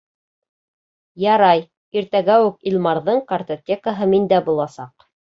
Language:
Bashkir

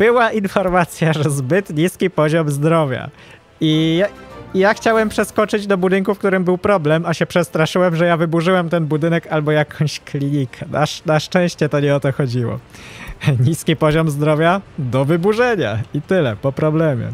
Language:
Polish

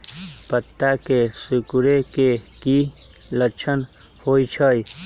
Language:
Magahi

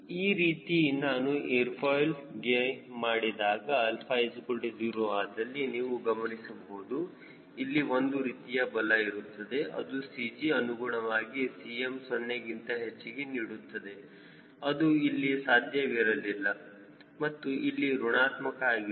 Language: Kannada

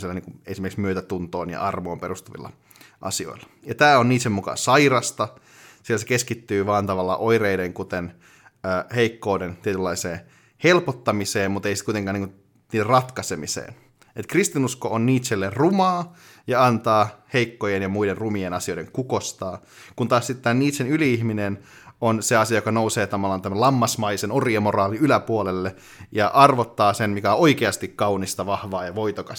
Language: Finnish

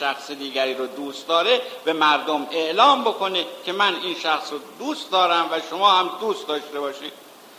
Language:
Persian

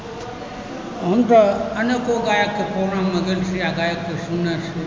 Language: Maithili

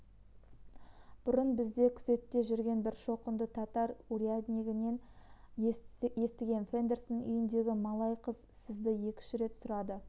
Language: Kazakh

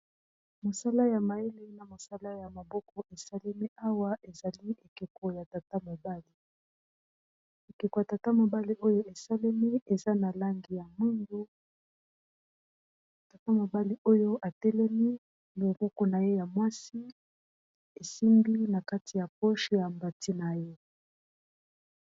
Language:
Lingala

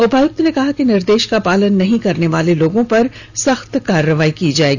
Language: Hindi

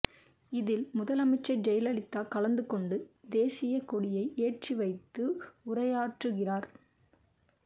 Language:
Tamil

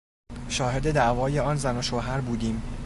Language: Persian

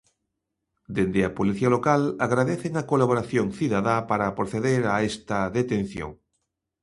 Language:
Galician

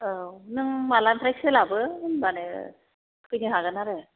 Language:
Bodo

